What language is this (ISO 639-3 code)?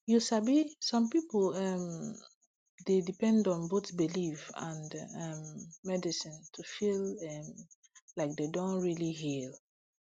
pcm